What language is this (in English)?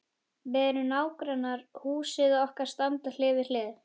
Icelandic